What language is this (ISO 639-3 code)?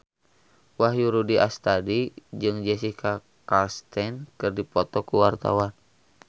sun